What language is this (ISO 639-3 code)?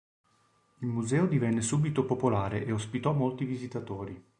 ita